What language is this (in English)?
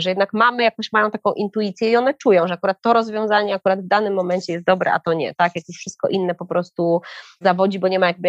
Polish